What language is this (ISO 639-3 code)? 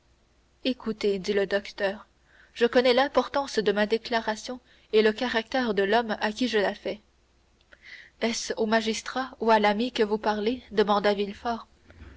fra